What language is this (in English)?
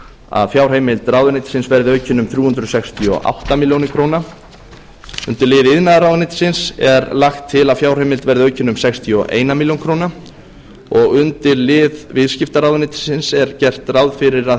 Icelandic